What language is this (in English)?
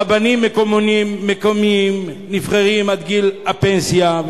Hebrew